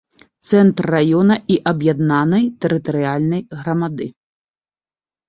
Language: Belarusian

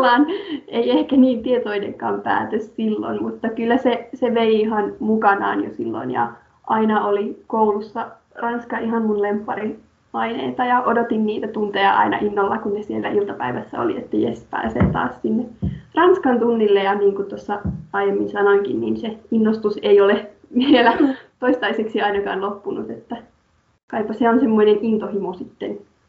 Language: Finnish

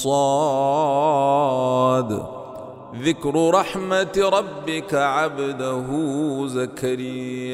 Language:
Arabic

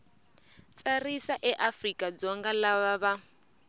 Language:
Tsonga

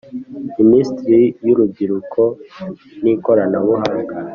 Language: Kinyarwanda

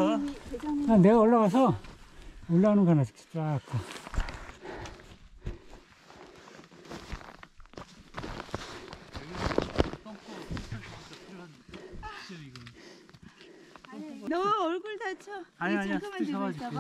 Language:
Korean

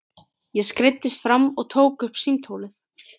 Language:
Icelandic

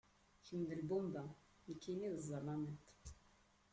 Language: Kabyle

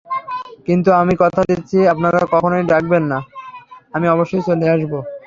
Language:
Bangla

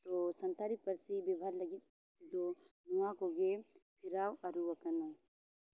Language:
Santali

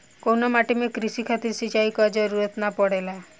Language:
Bhojpuri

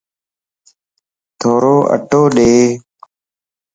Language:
Lasi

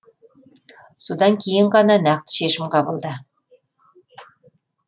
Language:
Kazakh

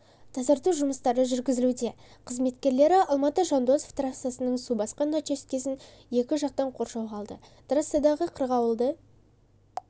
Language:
Kazakh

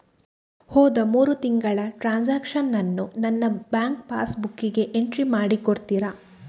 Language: Kannada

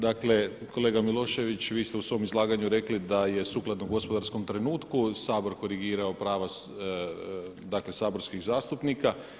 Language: Croatian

